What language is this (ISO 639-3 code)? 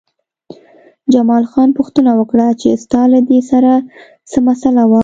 pus